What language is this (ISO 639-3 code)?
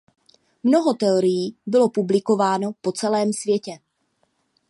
ces